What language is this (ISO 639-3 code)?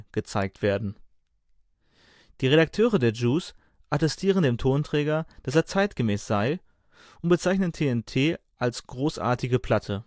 deu